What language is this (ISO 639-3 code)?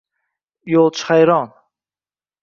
uzb